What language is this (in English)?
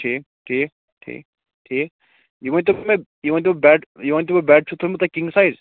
Kashmiri